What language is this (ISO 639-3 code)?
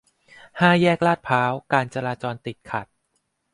tha